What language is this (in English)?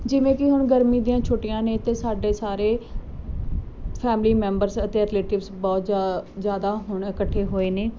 Punjabi